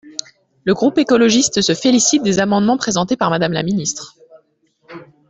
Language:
French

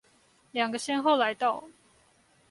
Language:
Chinese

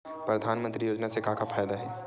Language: Chhattisgarhi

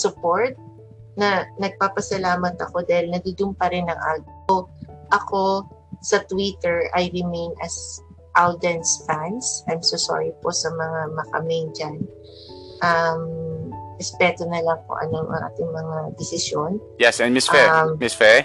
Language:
Filipino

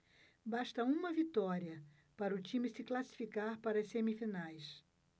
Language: Portuguese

